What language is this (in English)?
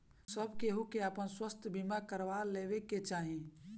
Bhojpuri